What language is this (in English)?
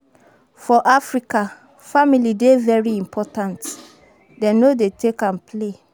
Nigerian Pidgin